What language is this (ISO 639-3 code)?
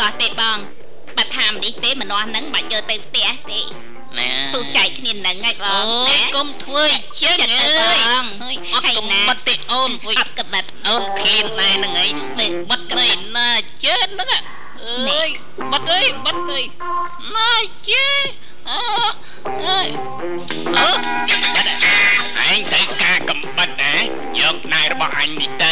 tha